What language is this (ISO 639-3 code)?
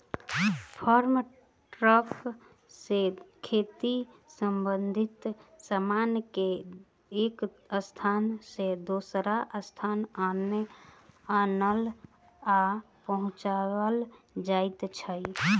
mai